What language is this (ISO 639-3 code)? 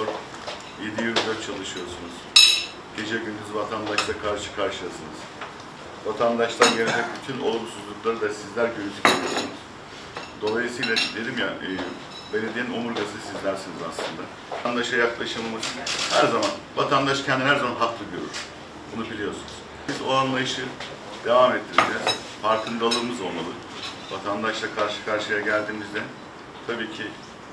tur